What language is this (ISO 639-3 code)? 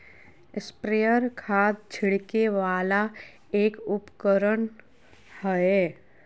mag